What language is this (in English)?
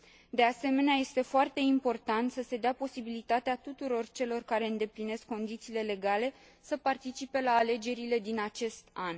Romanian